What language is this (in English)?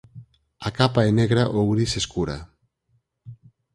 Galician